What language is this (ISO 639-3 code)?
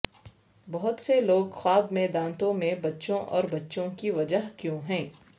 urd